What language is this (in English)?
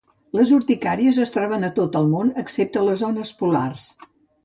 Catalan